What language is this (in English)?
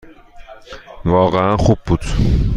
Persian